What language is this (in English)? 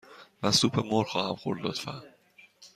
Persian